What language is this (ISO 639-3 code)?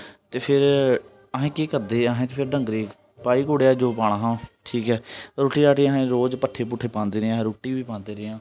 doi